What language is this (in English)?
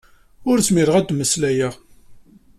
Kabyle